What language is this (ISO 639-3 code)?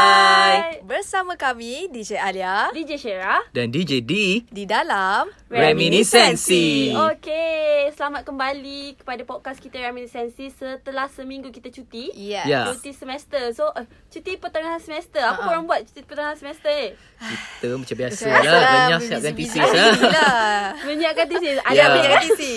msa